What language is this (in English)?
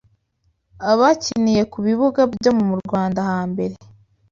Kinyarwanda